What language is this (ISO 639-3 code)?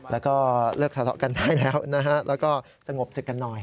tha